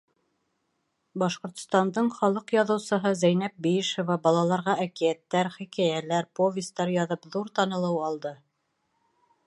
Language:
Bashkir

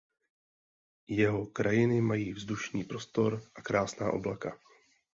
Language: Czech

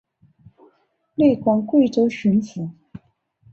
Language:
Chinese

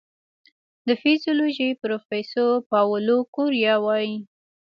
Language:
Pashto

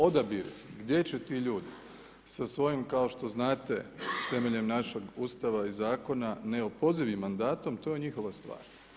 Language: Croatian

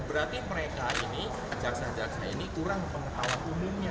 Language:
Indonesian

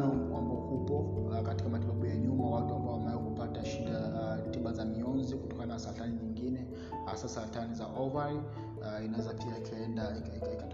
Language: Swahili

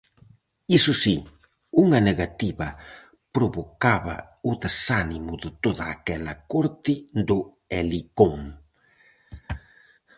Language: Galician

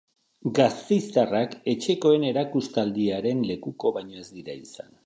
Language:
Basque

